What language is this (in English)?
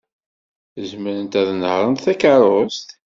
Kabyle